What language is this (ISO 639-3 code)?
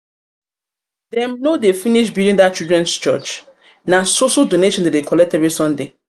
pcm